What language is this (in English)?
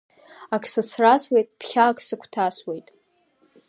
Abkhazian